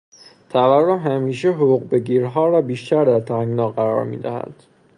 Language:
Persian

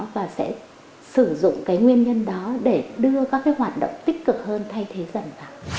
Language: Vietnamese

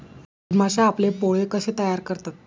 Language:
Marathi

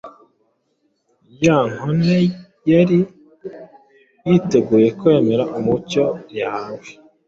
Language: Kinyarwanda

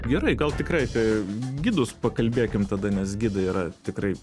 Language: Lithuanian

